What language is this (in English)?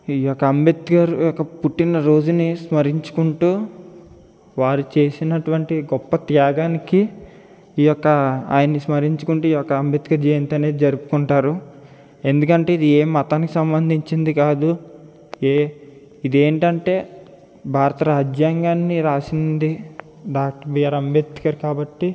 Telugu